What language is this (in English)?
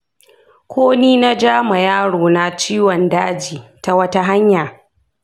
Hausa